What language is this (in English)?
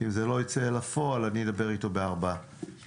Hebrew